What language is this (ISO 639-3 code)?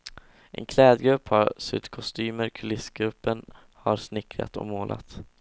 swe